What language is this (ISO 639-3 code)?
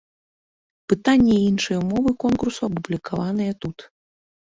bel